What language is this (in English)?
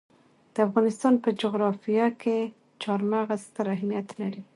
Pashto